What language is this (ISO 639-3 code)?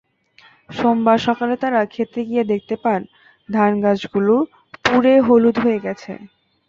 ben